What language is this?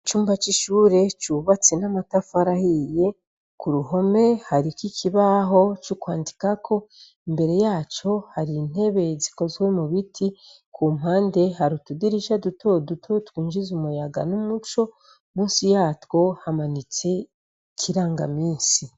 Rundi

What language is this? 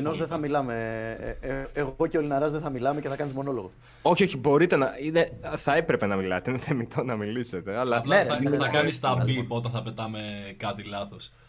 Greek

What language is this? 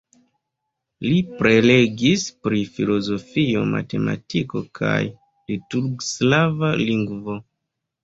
Esperanto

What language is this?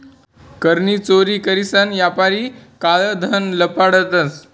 Marathi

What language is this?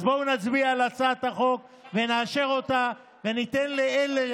Hebrew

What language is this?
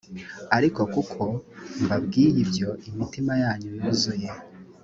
Kinyarwanda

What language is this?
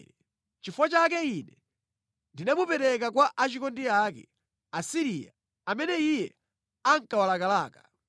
Nyanja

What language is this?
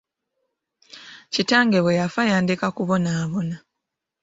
Ganda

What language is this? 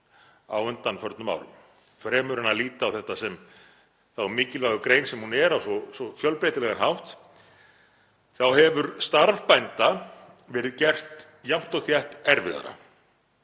Icelandic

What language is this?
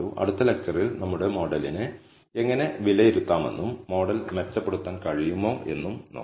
Malayalam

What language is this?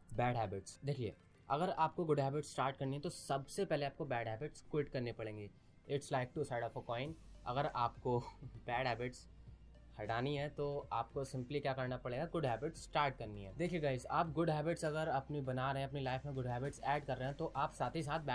Hindi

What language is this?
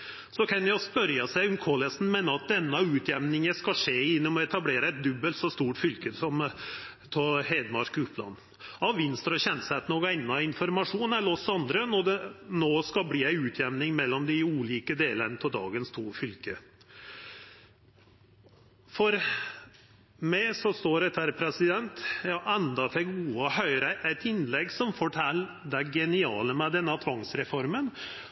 Norwegian Nynorsk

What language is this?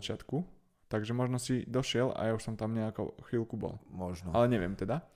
Slovak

